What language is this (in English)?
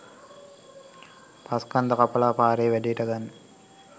Sinhala